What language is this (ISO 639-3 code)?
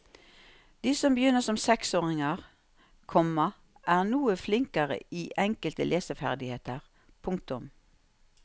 nor